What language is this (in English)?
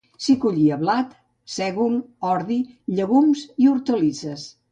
Catalan